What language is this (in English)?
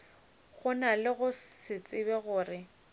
Northern Sotho